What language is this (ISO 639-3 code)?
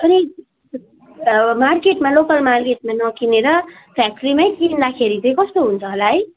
nep